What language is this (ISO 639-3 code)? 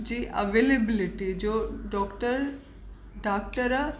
snd